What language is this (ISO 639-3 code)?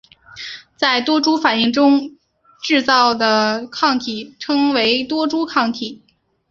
zho